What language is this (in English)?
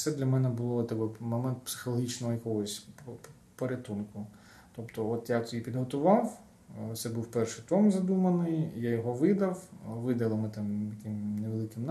Ukrainian